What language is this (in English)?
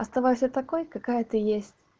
Russian